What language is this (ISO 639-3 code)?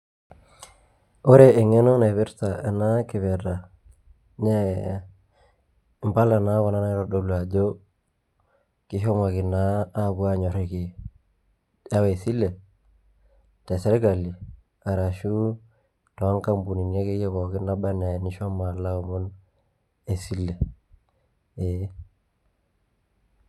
mas